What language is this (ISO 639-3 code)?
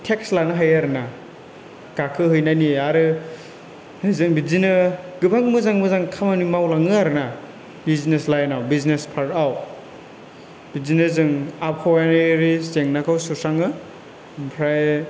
brx